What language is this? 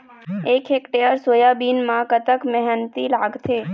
Chhattisgarhi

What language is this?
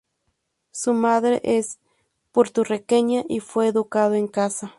Spanish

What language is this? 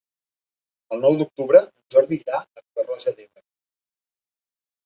Catalan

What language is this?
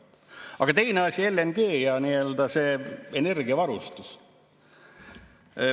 Estonian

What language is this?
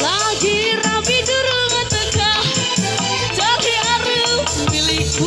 Indonesian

